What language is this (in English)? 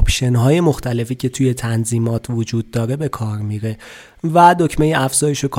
Persian